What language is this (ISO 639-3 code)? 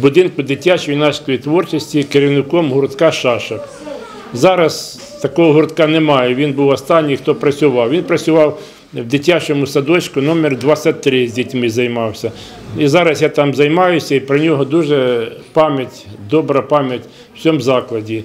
ukr